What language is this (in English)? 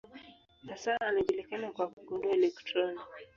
Swahili